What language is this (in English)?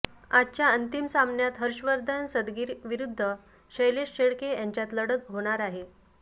Marathi